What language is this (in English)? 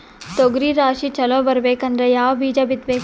Kannada